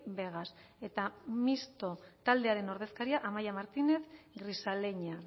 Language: Basque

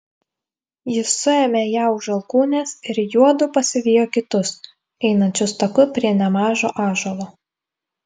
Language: Lithuanian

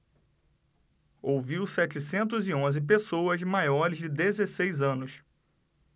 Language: Portuguese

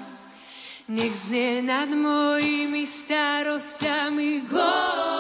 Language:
Slovak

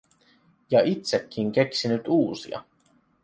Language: Finnish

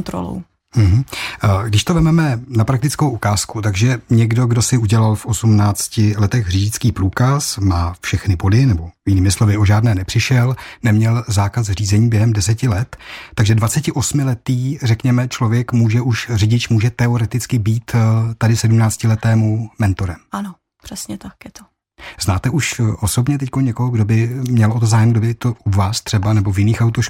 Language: Czech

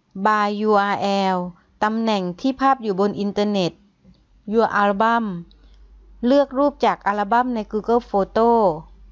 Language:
Thai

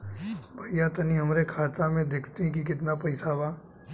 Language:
Bhojpuri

